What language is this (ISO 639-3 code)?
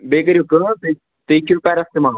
kas